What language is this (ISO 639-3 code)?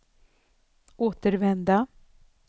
swe